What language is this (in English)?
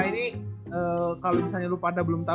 Indonesian